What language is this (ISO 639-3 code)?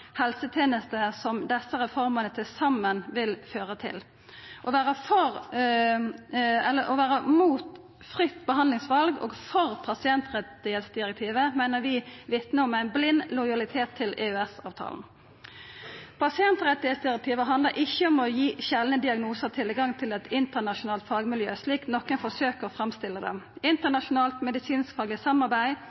nno